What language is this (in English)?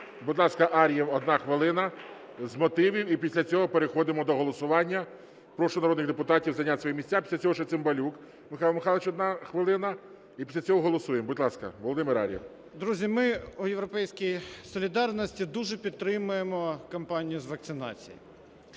Ukrainian